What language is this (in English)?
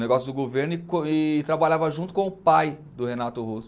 Portuguese